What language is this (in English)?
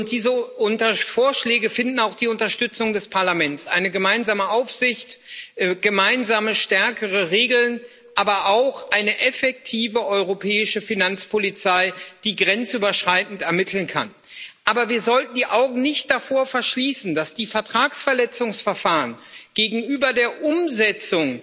German